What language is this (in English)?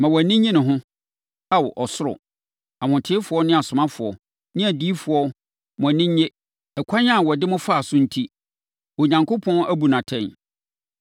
Akan